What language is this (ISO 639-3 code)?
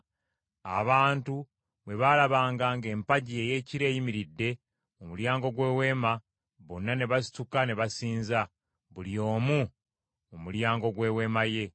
lug